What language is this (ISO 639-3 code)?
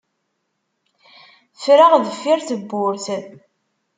kab